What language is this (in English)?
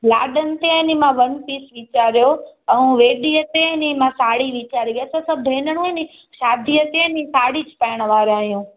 Sindhi